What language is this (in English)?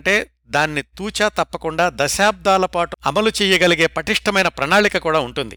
Telugu